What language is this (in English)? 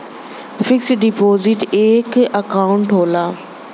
Bhojpuri